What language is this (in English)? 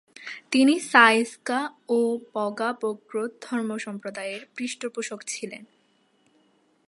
Bangla